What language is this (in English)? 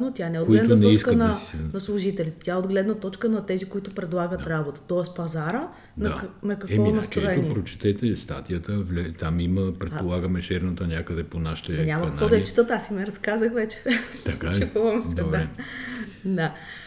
Bulgarian